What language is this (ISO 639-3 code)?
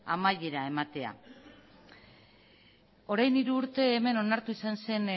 eus